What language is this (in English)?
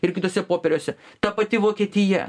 Lithuanian